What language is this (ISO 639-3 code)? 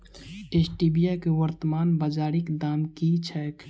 mai